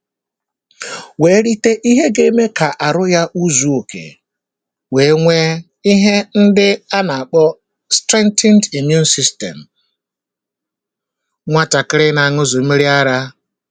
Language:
Igbo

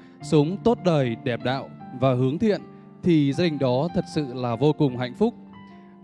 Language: Vietnamese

